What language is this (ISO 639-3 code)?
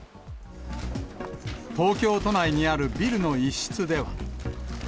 jpn